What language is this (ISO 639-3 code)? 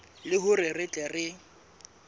sot